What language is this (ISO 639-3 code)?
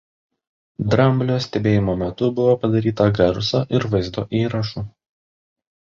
lit